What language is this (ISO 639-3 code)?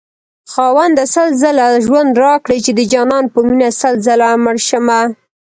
pus